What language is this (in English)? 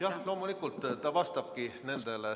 Estonian